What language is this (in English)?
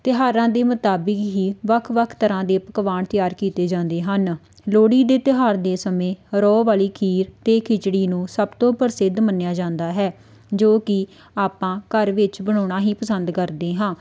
Punjabi